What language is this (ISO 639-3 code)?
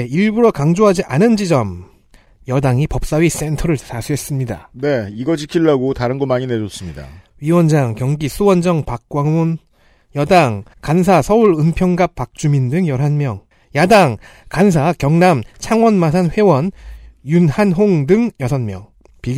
kor